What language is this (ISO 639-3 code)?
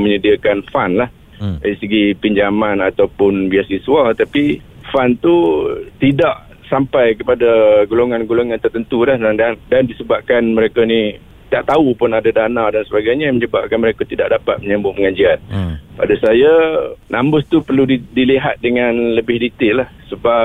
msa